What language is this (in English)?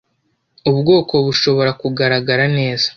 Kinyarwanda